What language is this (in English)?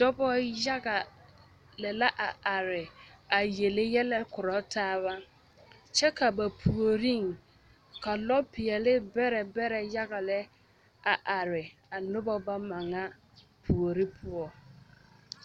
Southern Dagaare